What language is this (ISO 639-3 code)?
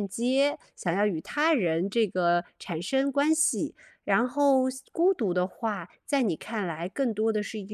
zho